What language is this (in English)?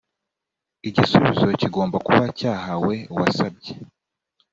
Kinyarwanda